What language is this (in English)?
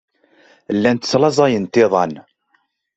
Kabyle